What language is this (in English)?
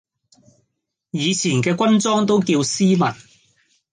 Cantonese